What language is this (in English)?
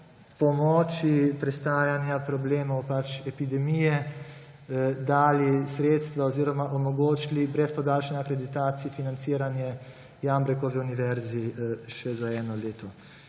Slovenian